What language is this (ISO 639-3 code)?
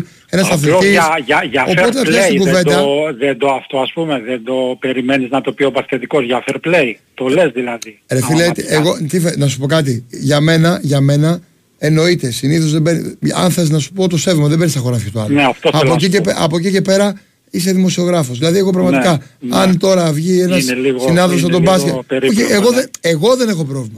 ell